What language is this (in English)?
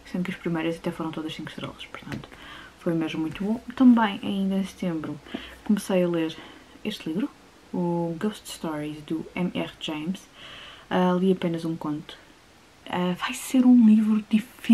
Portuguese